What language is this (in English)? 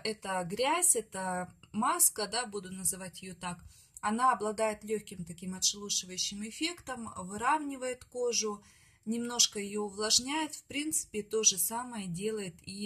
Russian